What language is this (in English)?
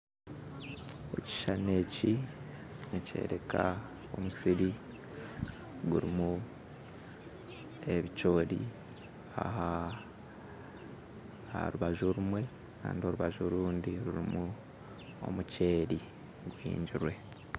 Nyankole